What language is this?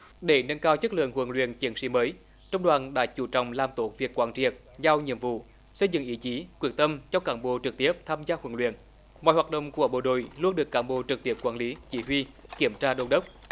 Vietnamese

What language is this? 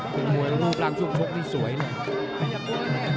Thai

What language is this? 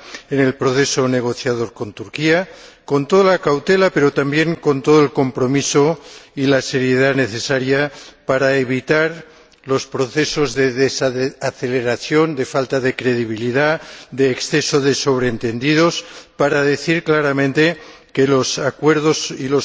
Spanish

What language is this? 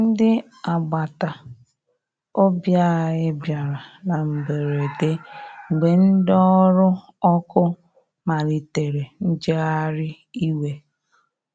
Igbo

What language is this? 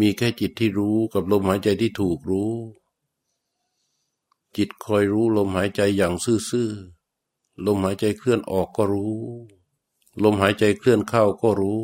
Thai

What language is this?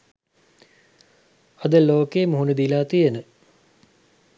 Sinhala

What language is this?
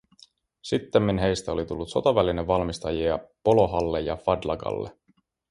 Finnish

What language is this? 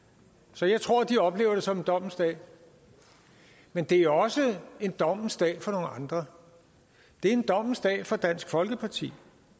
Danish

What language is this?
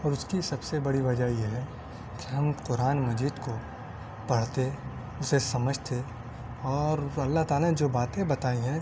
Urdu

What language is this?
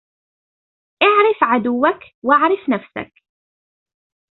Arabic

